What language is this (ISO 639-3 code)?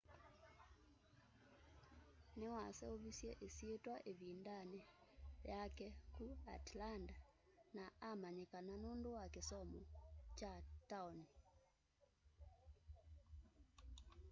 kam